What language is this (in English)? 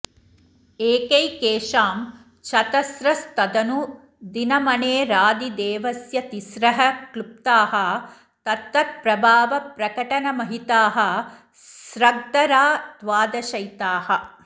Sanskrit